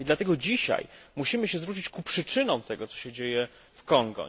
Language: Polish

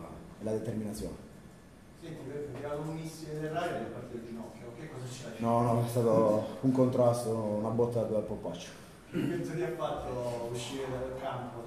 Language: Italian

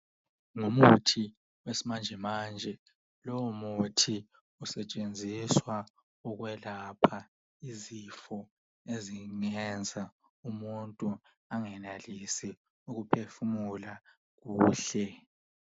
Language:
North Ndebele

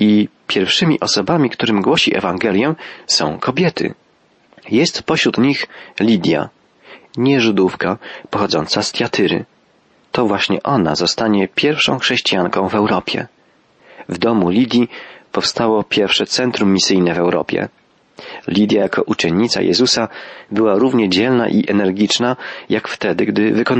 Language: Polish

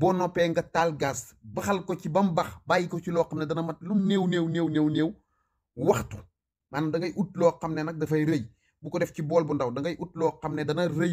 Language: Arabic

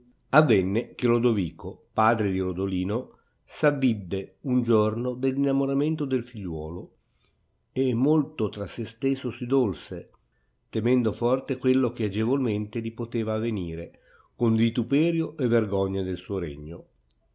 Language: Italian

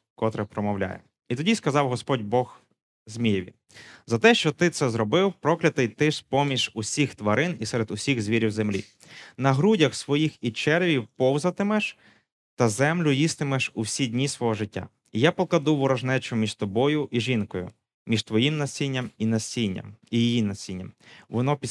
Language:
Ukrainian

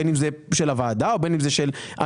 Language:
Hebrew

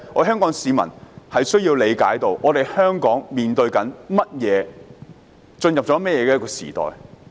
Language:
Cantonese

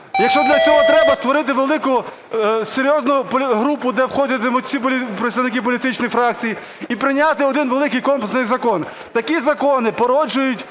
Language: Ukrainian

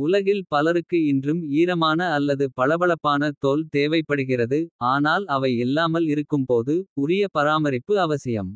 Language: Kota (India)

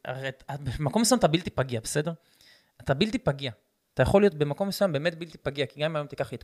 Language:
Hebrew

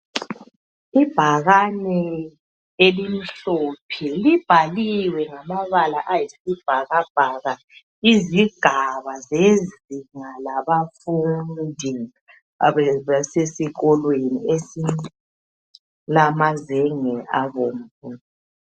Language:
North Ndebele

